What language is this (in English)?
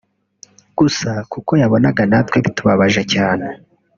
Kinyarwanda